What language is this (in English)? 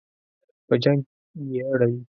Pashto